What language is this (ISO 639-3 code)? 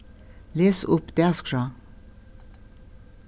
fao